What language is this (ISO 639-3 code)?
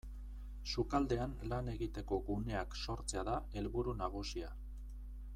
eus